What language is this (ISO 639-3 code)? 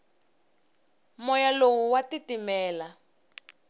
tso